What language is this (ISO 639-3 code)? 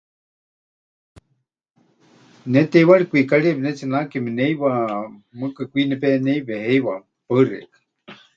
hch